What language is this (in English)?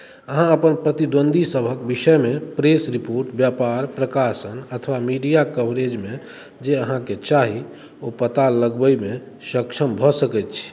Maithili